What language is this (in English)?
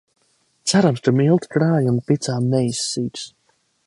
Latvian